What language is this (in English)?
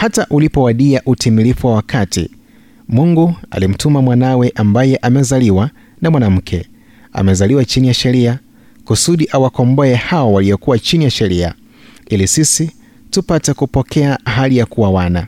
Swahili